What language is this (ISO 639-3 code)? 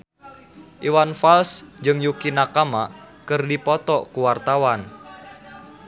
sun